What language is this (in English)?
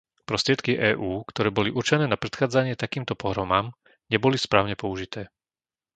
Slovak